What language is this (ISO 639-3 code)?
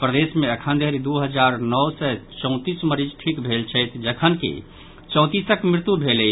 mai